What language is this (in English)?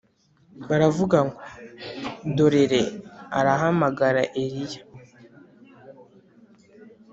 Kinyarwanda